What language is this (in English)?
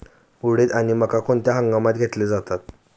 Marathi